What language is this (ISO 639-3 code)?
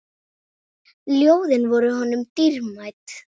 isl